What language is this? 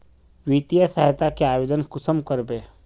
Magahi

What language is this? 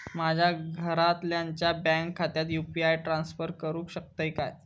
Marathi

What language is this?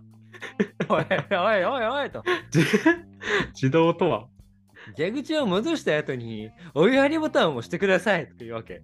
Japanese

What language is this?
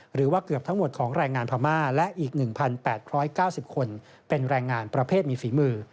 Thai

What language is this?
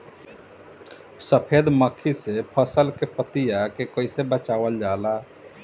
Bhojpuri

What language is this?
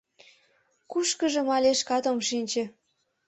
Mari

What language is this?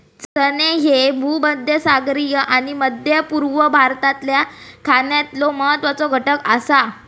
Marathi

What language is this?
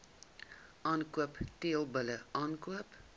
Afrikaans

